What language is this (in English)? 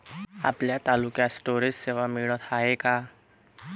Marathi